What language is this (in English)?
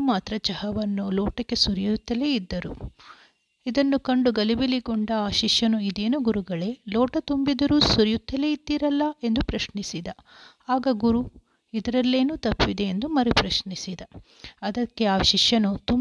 Kannada